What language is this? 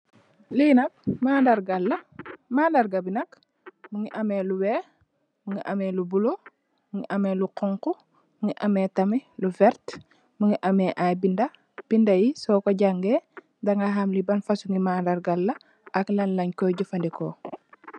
Wolof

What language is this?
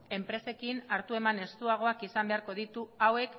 Basque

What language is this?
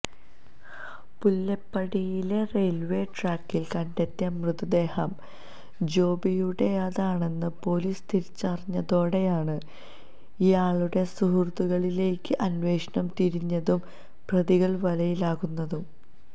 Malayalam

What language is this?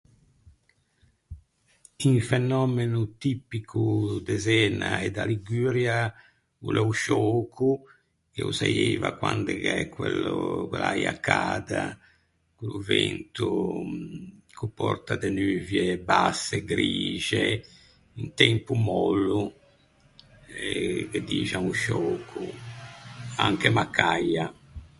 Ligurian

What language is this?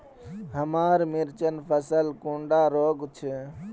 Magahi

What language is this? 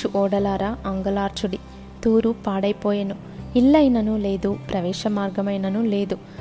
Telugu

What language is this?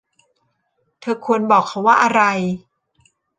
Thai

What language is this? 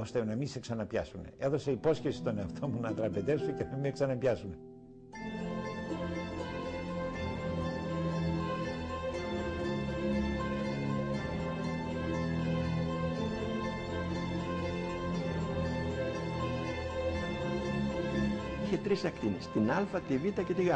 Greek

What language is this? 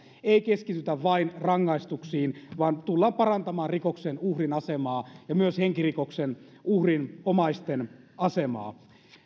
Finnish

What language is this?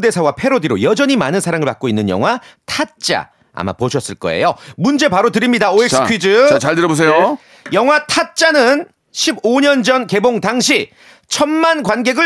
Korean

